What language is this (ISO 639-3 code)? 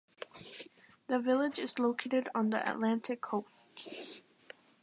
eng